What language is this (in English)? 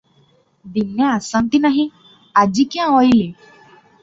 Odia